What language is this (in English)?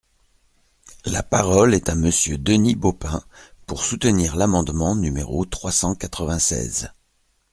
French